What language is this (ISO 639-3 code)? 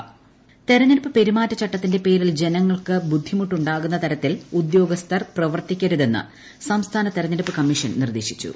mal